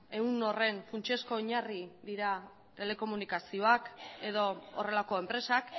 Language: Basque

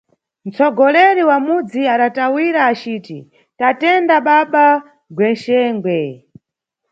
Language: Nyungwe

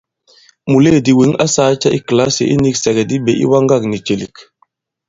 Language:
Bankon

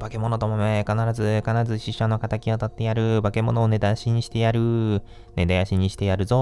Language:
Japanese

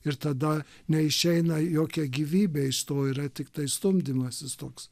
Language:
Lithuanian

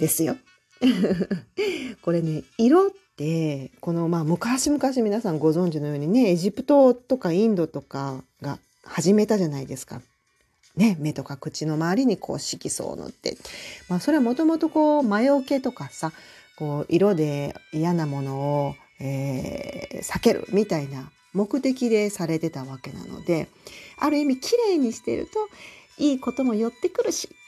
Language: Japanese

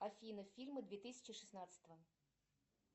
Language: Russian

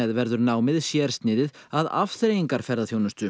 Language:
Icelandic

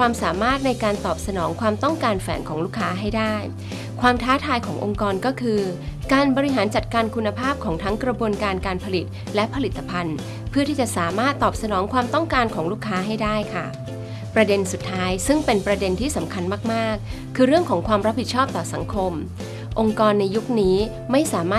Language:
Thai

